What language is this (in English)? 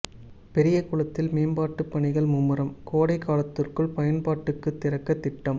Tamil